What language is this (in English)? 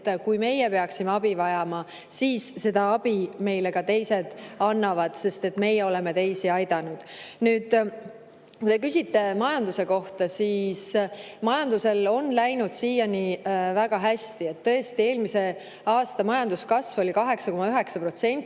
Estonian